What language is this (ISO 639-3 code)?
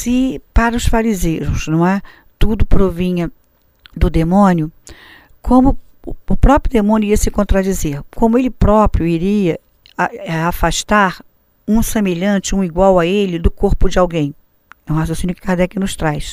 por